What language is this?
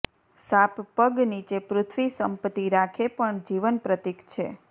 Gujarati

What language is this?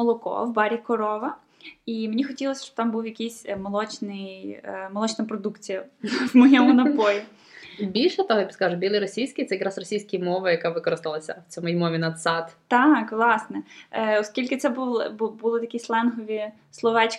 Ukrainian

